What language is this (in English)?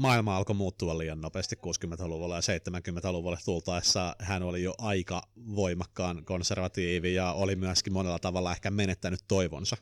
Finnish